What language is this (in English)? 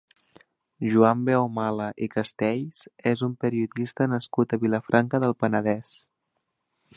Catalan